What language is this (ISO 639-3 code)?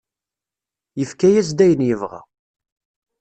kab